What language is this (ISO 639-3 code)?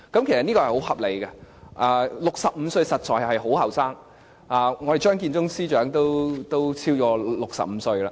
yue